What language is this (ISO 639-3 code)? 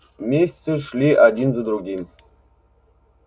rus